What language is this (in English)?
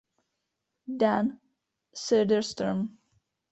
Czech